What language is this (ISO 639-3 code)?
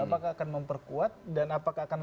ind